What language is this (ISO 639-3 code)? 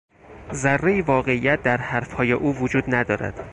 fas